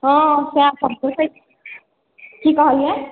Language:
Maithili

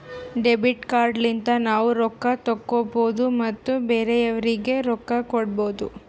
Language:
Kannada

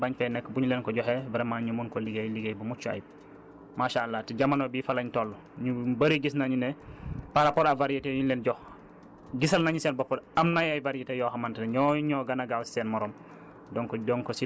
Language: Wolof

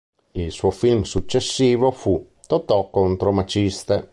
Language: Italian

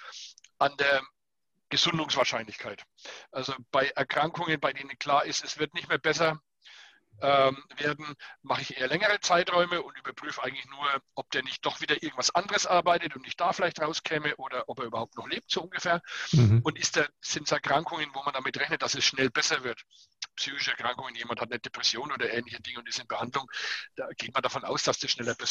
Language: German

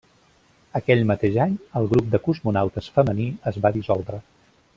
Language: Catalan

